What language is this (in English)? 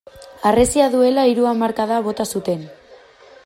Basque